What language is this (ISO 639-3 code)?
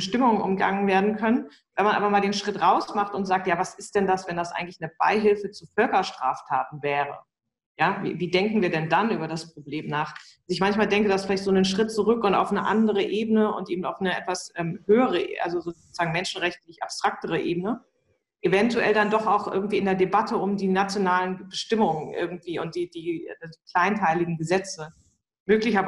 deu